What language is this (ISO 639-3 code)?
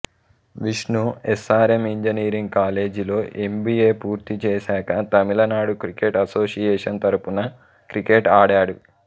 tel